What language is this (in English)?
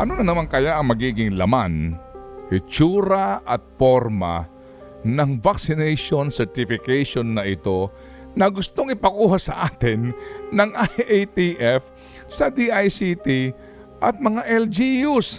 Filipino